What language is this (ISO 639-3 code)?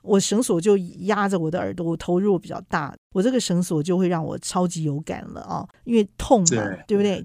zho